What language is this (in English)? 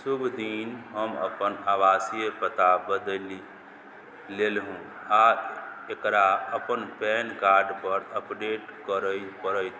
Maithili